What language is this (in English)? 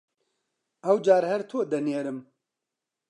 Central Kurdish